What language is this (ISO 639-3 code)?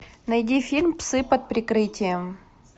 rus